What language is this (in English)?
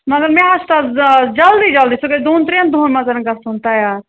Kashmiri